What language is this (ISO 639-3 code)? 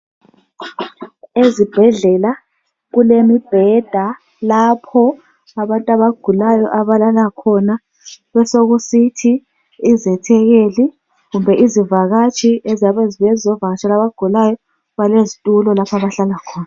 nde